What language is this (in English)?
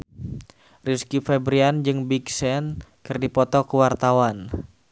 Sundanese